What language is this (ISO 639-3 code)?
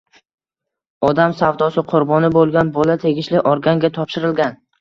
uzb